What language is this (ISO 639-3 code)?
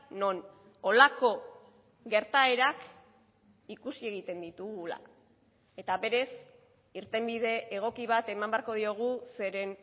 eus